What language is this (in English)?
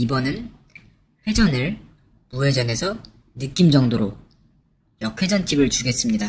Korean